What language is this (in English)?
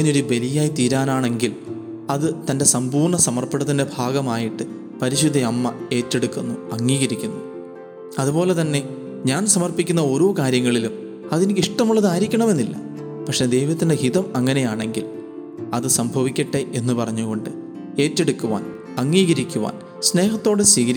Malayalam